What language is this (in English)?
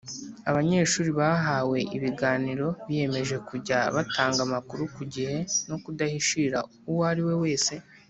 Kinyarwanda